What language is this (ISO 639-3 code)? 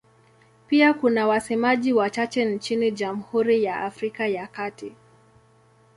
swa